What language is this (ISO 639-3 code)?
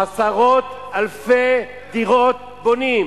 heb